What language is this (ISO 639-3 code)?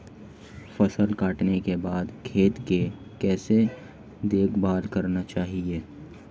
hin